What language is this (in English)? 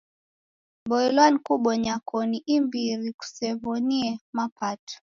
Taita